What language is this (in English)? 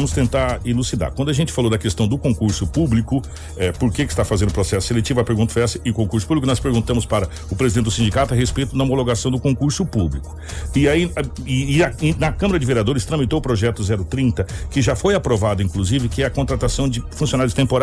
Portuguese